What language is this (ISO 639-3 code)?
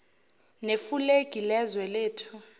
zul